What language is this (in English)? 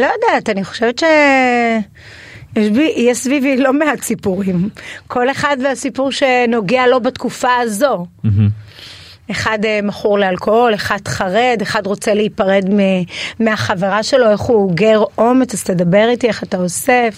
Hebrew